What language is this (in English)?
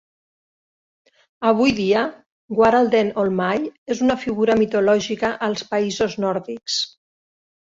Catalan